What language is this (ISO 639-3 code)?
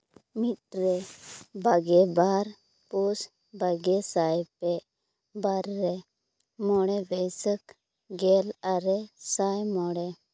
sat